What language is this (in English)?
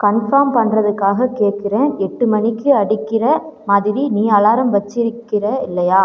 Tamil